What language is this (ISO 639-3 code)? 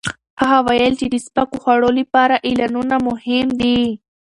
pus